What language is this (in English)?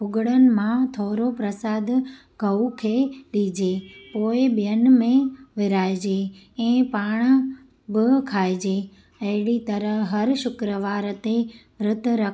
Sindhi